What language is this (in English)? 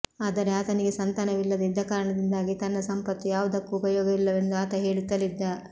Kannada